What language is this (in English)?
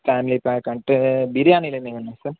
Telugu